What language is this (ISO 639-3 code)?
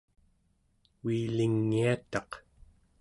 esu